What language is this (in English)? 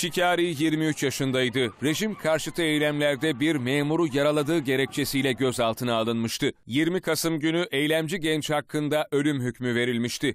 Turkish